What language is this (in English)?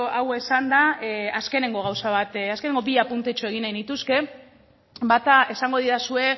Basque